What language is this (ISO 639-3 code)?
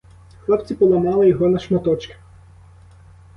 ukr